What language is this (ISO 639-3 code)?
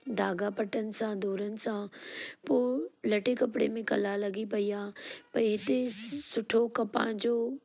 snd